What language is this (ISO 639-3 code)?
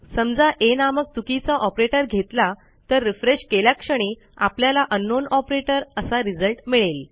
mar